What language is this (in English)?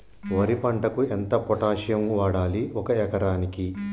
Telugu